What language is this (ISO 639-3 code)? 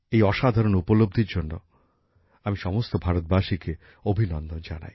ben